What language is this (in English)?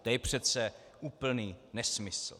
Czech